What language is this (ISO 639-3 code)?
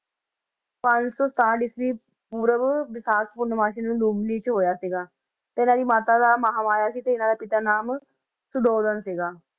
pan